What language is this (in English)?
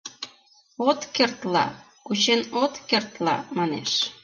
Mari